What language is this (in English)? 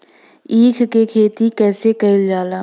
Bhojpuri